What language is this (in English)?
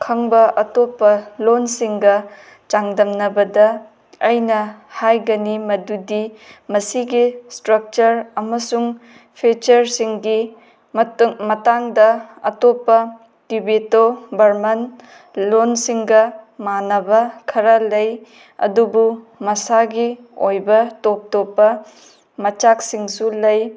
Manipuri